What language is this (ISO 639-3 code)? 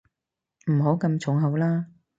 yue